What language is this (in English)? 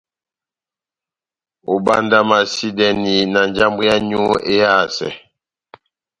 Batanga